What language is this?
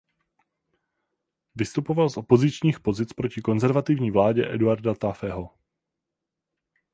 Czech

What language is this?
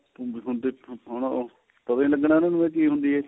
Punjabi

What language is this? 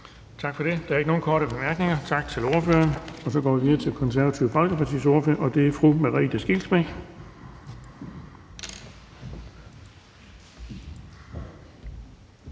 Danish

